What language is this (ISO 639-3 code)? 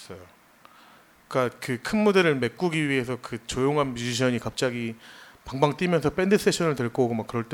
kor